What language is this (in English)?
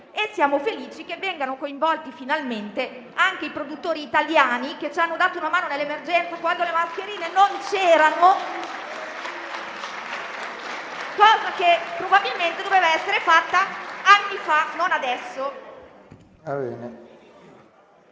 Italian